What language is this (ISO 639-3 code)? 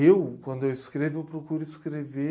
por